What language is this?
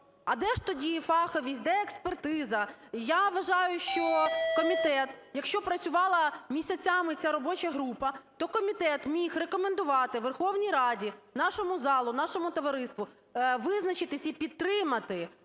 Ukrainian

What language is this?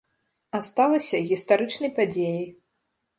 Belarusian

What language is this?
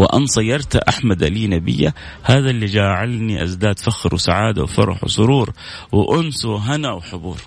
Arabic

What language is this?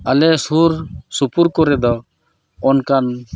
Santali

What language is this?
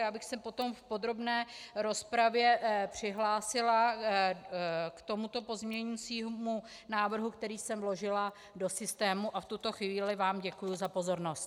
Czech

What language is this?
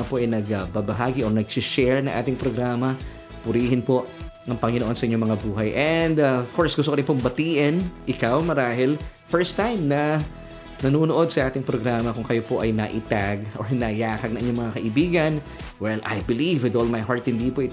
Filipino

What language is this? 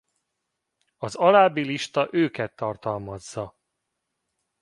Hungarian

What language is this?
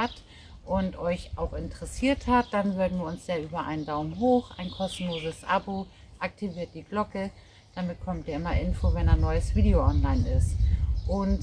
German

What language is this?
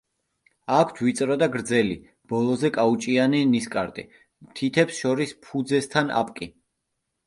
Georgian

